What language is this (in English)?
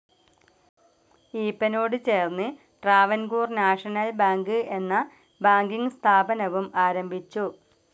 Malayalam